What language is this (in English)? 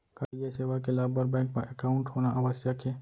Chhattisgarhi